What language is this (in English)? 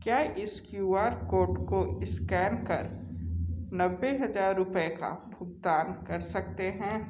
Hindi